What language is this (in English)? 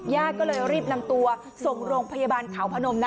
Thai